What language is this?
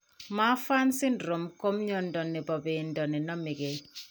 Kalenjin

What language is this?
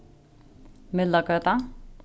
Faroese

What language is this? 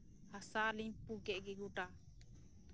Santali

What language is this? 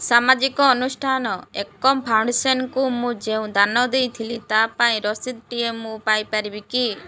Odia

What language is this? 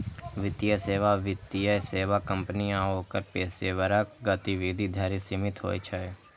Maithili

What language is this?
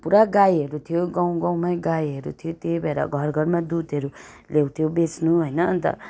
Nepali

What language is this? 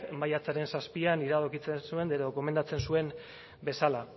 Basque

